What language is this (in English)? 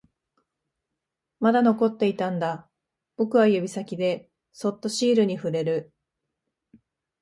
Japanese